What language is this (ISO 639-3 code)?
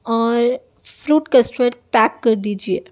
urd